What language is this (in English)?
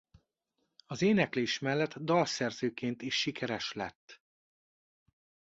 Hungarian